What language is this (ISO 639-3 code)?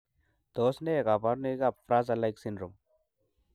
kln